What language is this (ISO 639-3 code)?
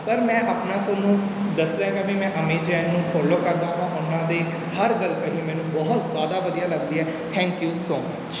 pan